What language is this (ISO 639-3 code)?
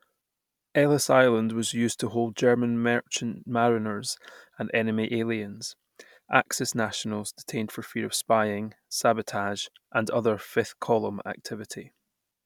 eng